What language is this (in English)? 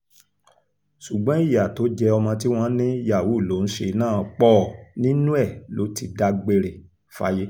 Yoruba